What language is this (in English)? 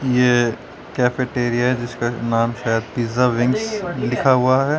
Hindi